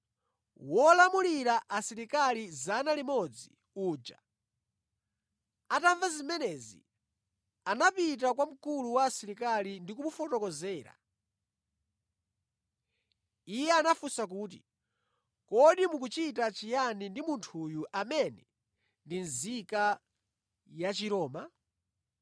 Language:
Nyanja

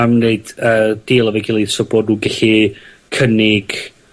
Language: Welsh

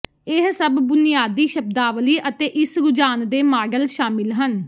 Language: Punjabi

